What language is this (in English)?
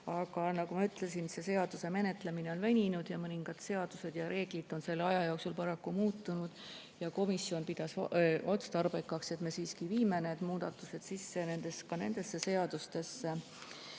Estonian